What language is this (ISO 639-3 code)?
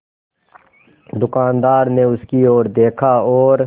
hin